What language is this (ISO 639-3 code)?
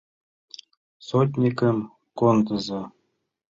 chm